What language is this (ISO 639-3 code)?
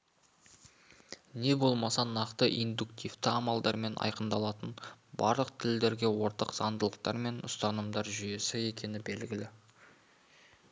kaz